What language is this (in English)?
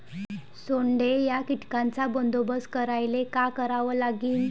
Marathi